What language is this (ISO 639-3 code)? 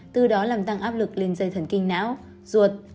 vie